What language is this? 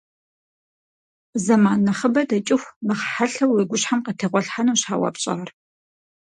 Kabardian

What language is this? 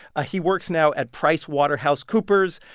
English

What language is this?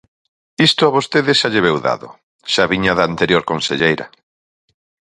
Galician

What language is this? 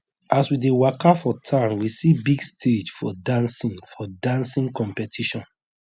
Nigerian Pidgin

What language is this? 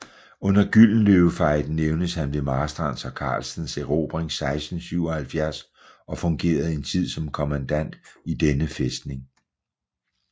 Danish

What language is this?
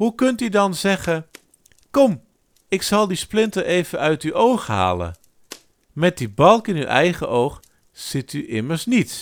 Dutch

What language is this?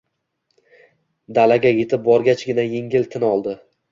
Uzbek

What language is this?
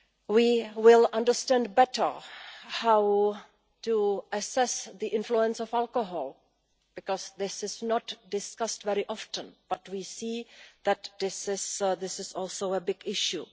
English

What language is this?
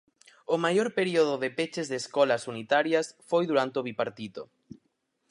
Galician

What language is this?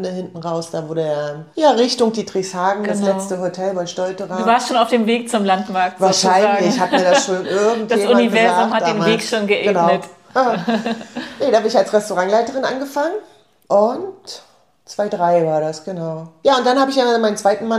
German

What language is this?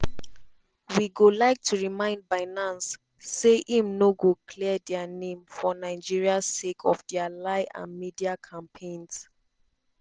Nigerian Pidgin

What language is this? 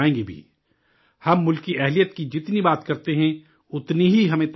Urdu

